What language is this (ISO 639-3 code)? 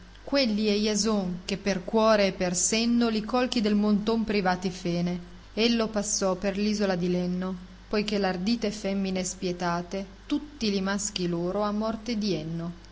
ita